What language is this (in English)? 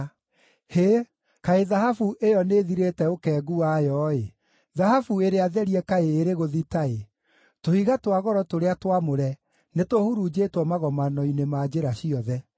Kikuyu